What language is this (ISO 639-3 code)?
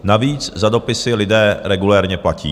ces